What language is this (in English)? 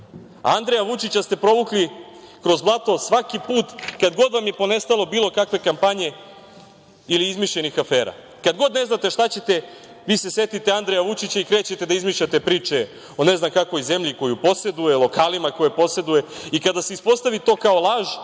Serbian